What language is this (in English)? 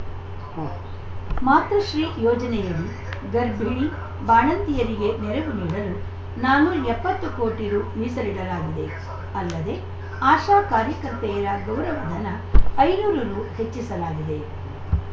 Kannada